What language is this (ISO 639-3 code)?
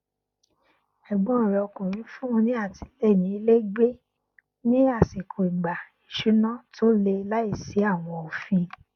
yor